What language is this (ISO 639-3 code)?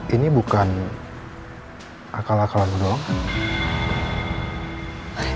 ind